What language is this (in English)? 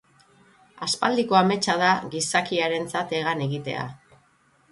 Basque